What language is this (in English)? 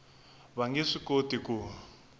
Tsonga